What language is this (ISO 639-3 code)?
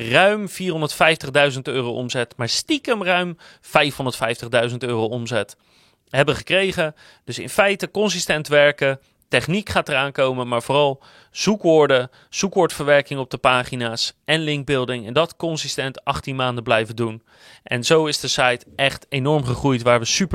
nld